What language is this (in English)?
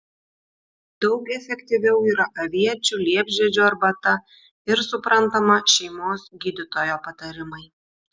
Lithuanian